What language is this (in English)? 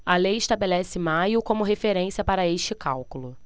Portuguese